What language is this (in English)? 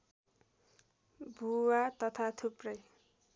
Nepali